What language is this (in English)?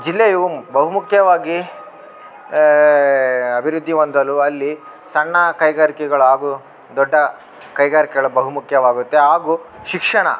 Kannada